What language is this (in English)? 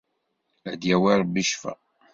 Kabyle